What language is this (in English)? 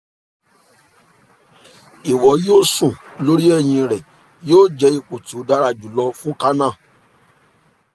Yoruba